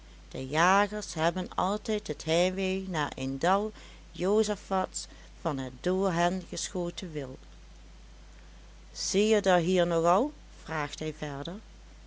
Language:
Dutch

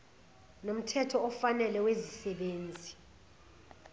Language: Zulu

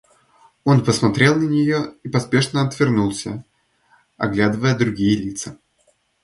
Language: Russian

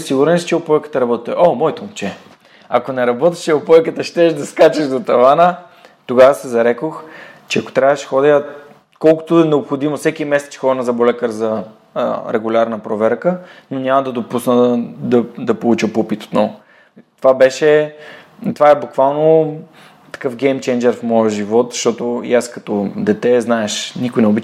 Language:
Bulgarian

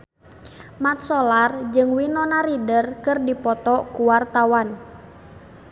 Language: Sundanese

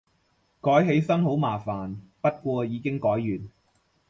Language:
Cantonese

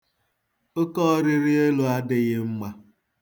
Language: Igbo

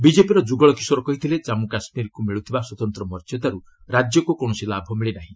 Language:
Odia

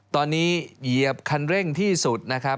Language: Thai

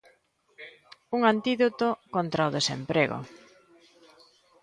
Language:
Galician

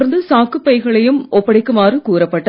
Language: Tamil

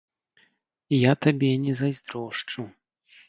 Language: Belarusian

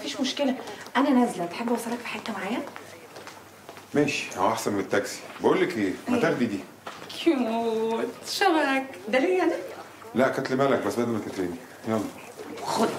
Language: Arabic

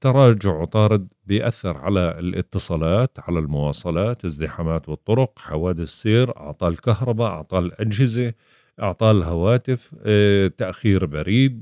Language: Arabic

